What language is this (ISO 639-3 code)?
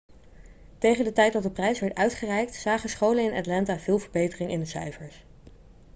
nld